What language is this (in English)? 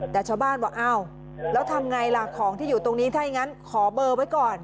Thai